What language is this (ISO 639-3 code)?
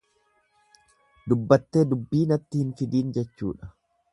orm